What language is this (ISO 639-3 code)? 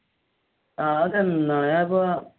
mal